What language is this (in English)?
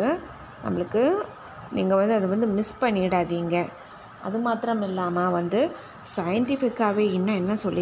Tamil